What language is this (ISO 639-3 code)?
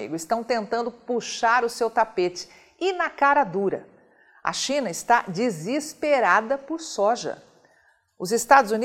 por